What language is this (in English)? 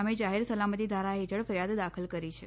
Gujarati